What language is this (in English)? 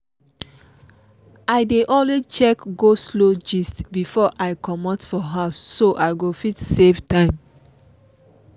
Nigerian Pidgin